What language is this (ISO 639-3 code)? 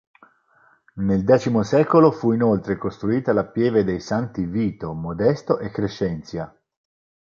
ita